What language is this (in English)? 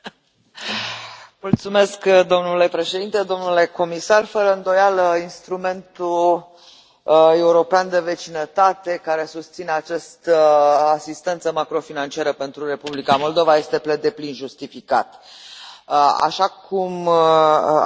Romanian